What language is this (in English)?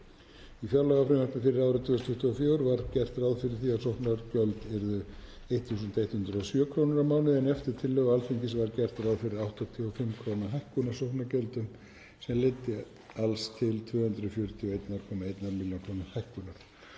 Icelandic